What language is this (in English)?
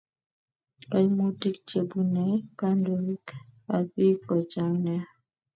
Kalenjin